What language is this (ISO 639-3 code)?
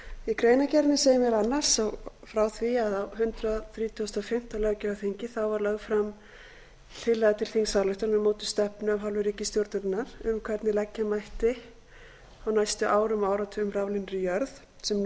isl